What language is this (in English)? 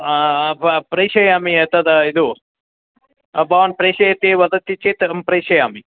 Sanskrit